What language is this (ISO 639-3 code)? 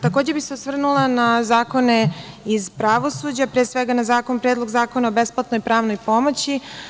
srp